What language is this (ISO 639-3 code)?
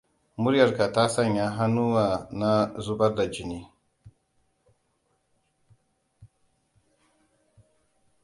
hau